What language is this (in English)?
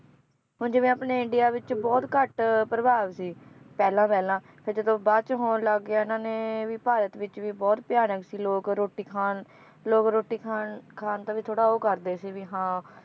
Punjabi